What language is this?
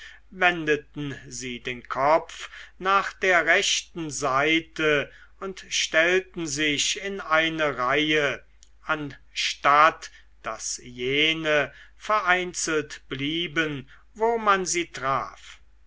German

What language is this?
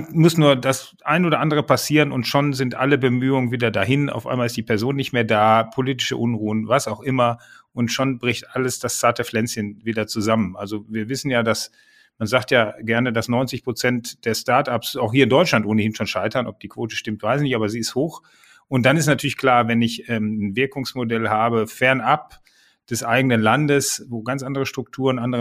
German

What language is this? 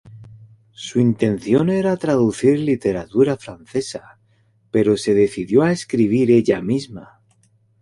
Spanish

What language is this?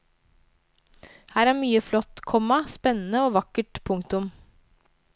Norwegian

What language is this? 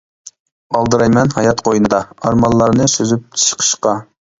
Uyghur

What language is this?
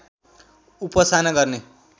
Nepali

